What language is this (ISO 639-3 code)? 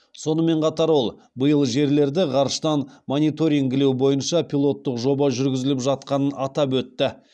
kaz